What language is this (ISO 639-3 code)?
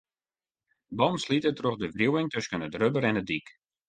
fry